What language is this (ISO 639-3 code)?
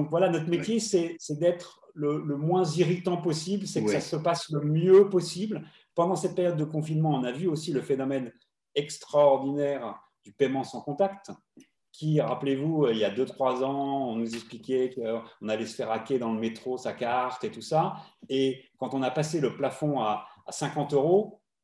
fra